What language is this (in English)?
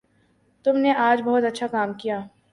Urdu